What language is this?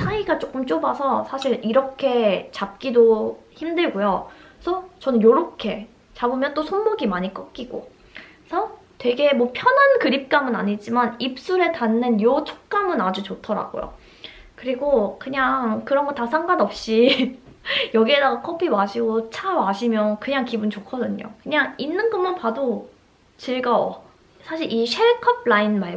Korean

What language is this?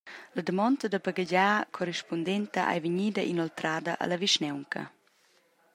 Romansh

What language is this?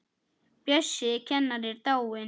Icelandic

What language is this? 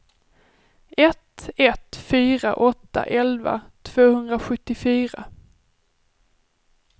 Swedish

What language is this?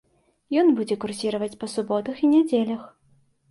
Belarusian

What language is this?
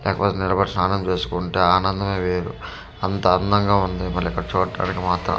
Telugu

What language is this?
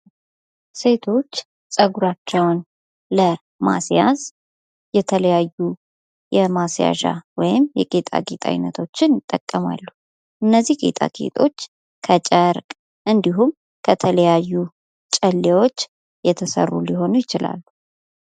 Amharic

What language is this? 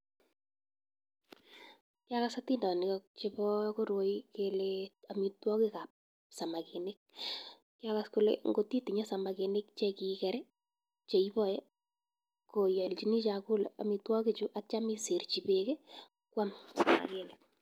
Kalenjin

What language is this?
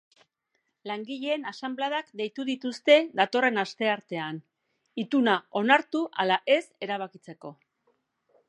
Basque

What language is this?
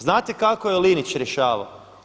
Croatian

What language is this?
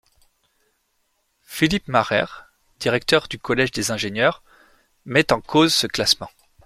French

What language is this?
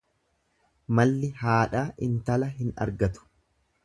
Oromo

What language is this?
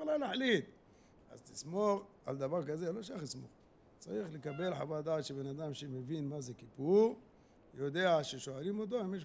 Hebrew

